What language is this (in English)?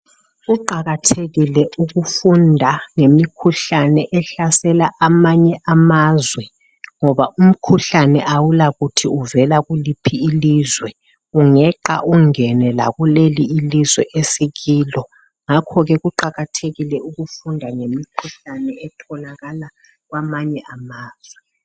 North Ndebele